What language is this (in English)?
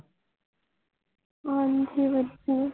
Punjabi